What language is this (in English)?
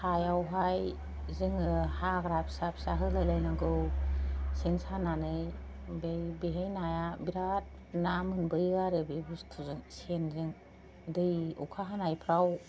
Bodo